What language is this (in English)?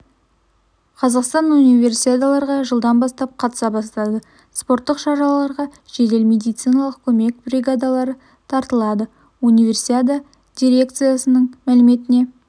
Kazakh